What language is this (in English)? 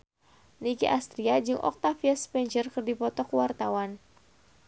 Sundanese